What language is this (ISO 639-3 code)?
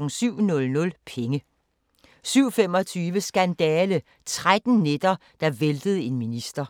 dan